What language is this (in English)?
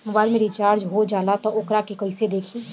Bhojpuri